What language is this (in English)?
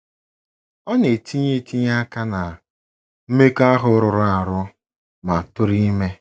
Igbo